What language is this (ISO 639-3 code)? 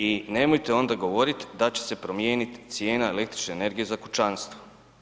hrv